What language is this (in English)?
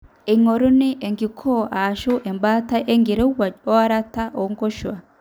Masai